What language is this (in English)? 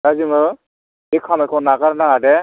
Bodo